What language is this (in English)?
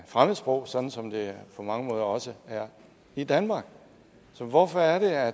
Danish